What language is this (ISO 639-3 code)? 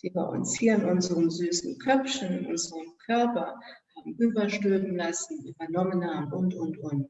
deu